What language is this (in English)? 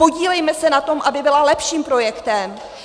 Czech